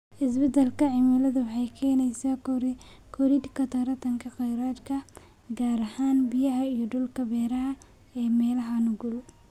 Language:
Somali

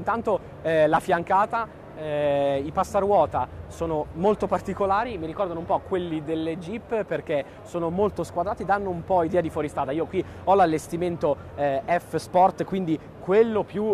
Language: Italian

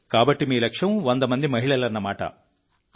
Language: Telugu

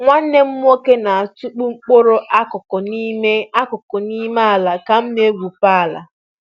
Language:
Igbo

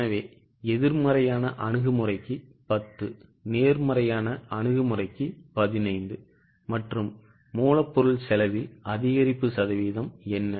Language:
Tamil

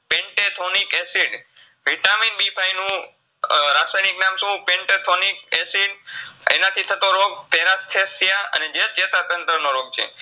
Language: Gujarati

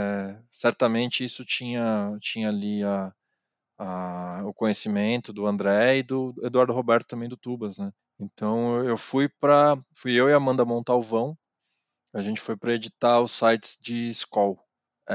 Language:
Portuguese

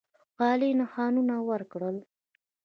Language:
Pashto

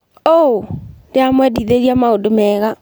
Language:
Kikuyu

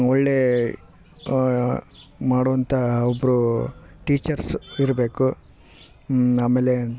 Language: Kannada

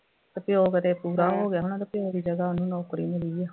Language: Punjabi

